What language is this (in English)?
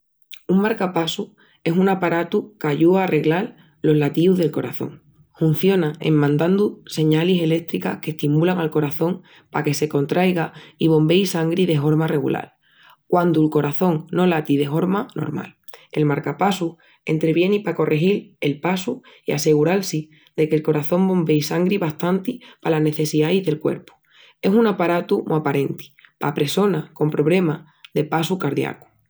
Extremaduran